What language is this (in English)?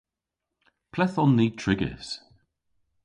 Cornish